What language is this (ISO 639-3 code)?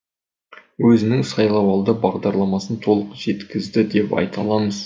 kaz